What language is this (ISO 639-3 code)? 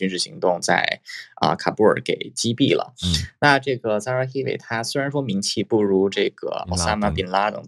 zho